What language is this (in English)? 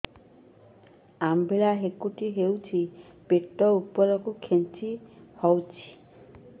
Odia